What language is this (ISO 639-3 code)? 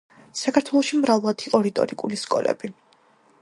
kat